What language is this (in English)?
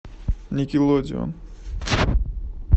Russian